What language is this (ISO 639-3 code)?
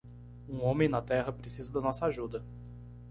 por